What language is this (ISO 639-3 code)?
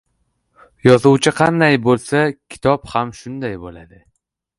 uzb